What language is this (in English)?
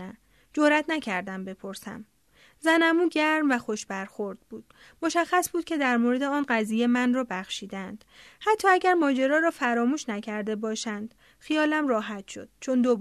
Persian